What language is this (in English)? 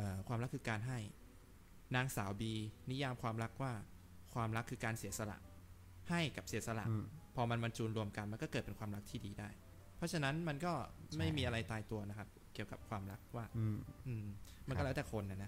Thai